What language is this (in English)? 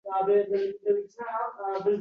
Uzbek